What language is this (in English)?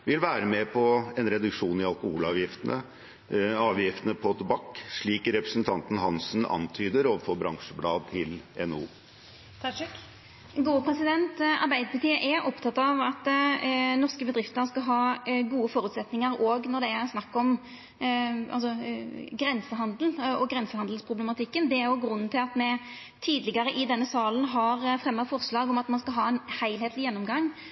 Norwegian